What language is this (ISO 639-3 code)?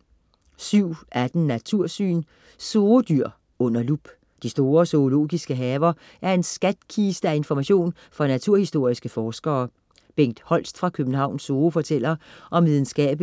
dan